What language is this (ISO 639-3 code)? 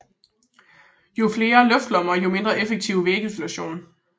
dan